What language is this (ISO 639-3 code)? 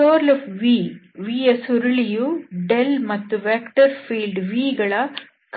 kan